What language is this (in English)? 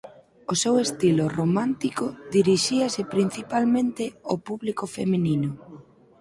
Galician